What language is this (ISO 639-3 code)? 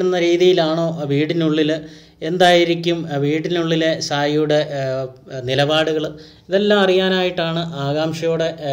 mal